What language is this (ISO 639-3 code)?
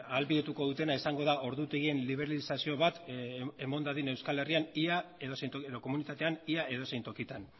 eus